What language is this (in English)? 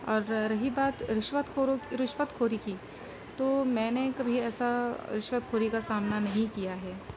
Urdu